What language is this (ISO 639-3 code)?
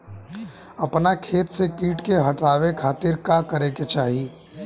bho